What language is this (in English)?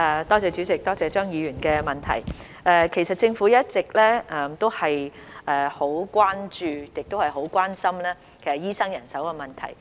Cantonese